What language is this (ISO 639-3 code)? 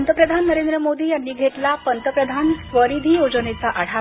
mar